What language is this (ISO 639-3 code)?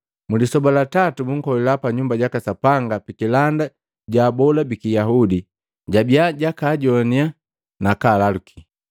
mgv